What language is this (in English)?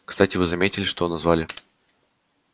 Russian